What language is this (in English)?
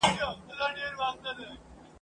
Pashto